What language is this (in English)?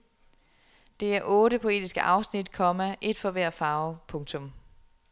Danish